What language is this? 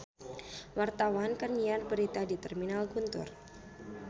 Sundanese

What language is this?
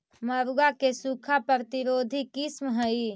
Magahi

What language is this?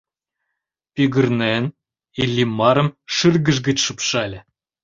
Mari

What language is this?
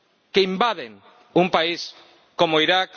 Spanish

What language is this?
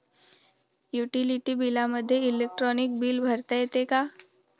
Marathi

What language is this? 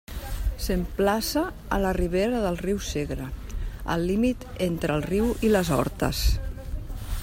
Catalan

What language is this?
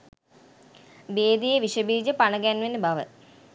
Sinhala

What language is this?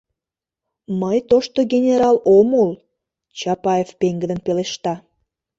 Mari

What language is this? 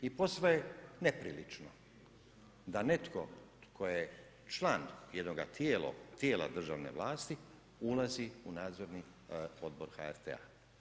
Croatian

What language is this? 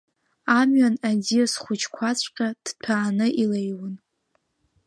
Abkhazian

